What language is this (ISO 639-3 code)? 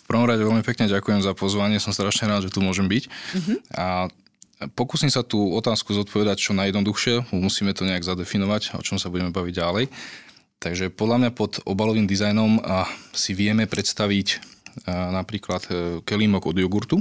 slk